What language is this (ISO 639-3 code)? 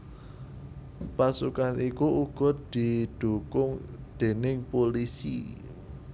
jav